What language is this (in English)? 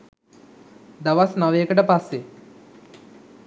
Sinhala